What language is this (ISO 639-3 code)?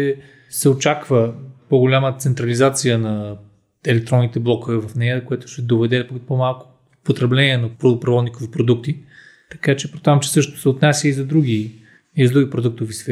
bul